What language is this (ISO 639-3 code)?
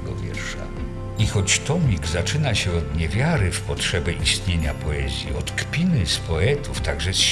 pol